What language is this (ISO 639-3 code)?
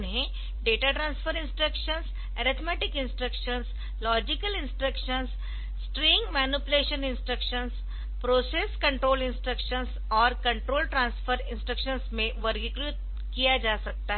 hin